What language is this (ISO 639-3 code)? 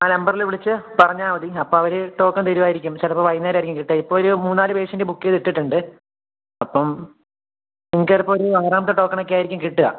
mal